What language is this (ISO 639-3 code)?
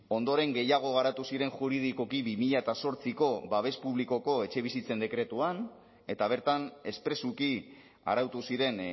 eus